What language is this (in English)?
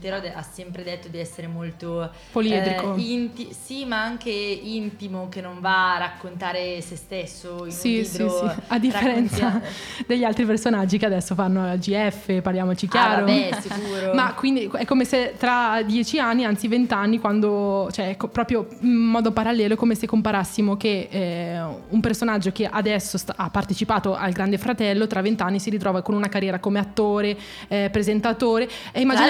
Italian